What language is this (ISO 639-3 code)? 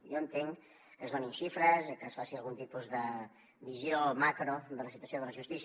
cat